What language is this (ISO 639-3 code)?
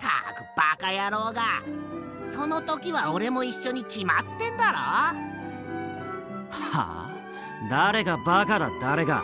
jpn